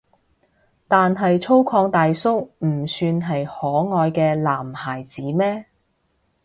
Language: Cantonese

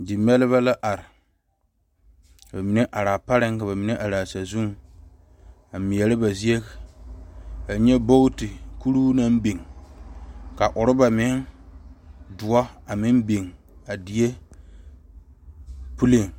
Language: Southern Dagaare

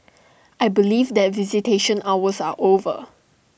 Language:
English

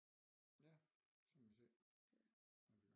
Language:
Danish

